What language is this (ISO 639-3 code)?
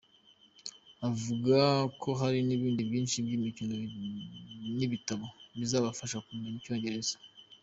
kin